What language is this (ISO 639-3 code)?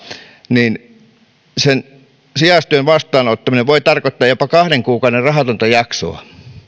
fin